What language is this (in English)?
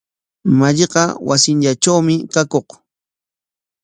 Corongo Ancash Quechua